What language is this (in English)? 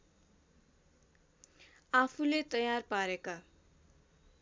Nepali